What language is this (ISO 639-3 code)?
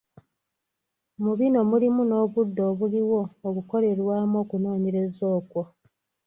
lug